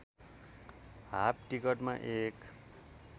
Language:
Nepali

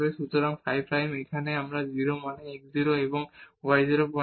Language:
Bangla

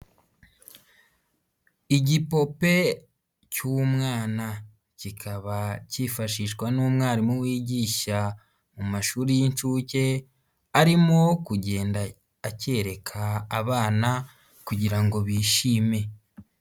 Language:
Kinyarwanda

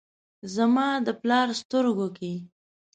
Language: Pashto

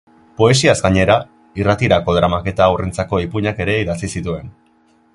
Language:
Basque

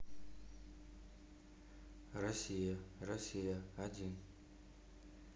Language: Russian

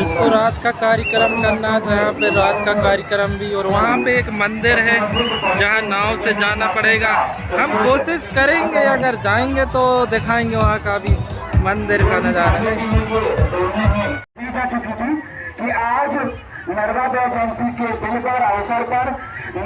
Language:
Hindi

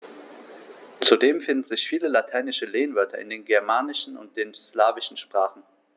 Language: German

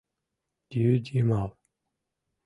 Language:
Mari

